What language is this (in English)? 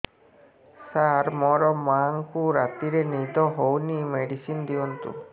Odia